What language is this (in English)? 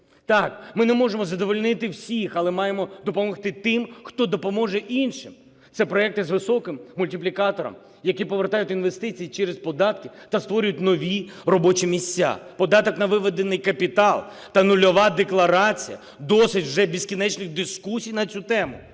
Ukrainian